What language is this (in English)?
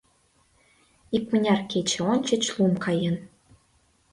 Mari